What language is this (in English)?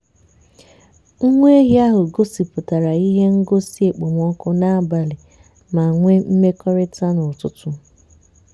Igbo